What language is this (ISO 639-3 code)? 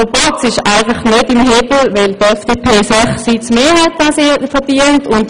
gsw